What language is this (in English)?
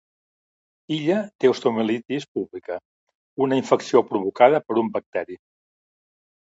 Catalan